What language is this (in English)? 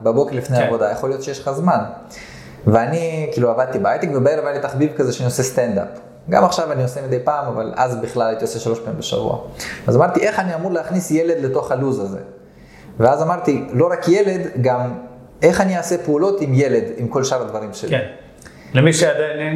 Hebrew